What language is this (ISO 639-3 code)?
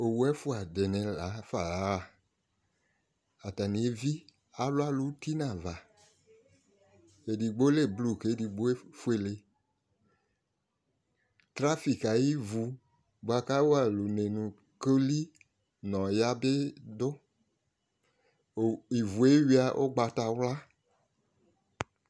kpo